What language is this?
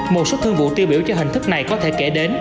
Vietnamese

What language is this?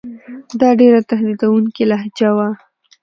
Pashto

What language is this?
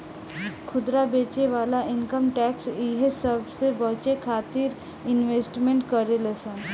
Bhojpuri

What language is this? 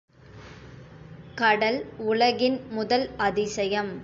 Tamil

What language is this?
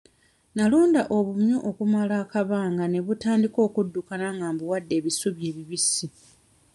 Ganda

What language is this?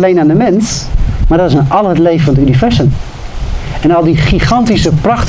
Dutch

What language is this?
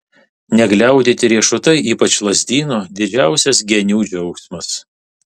Lithuanian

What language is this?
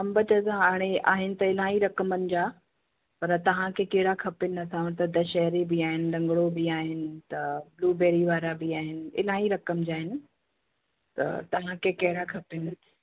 Sindhi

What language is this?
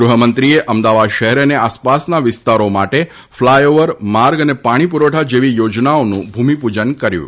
Gujarati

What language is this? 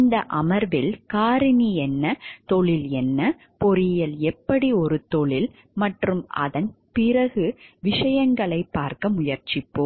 Tamil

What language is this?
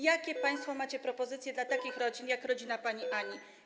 Polish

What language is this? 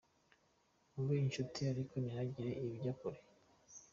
Kinyarwanda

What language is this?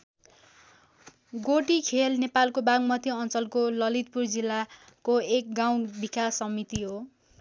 Nepali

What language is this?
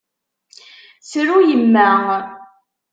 Kabyle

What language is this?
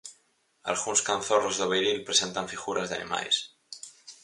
Galician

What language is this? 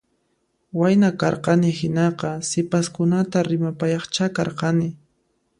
Puno Quechua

